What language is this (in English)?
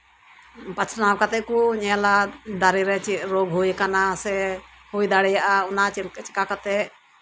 Santali